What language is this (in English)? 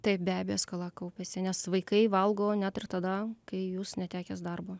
Lithuanian